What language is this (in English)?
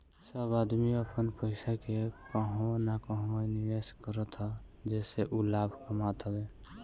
Bhojpuri